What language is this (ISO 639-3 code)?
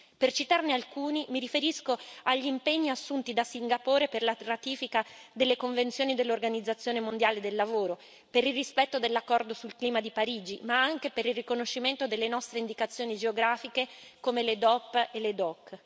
ita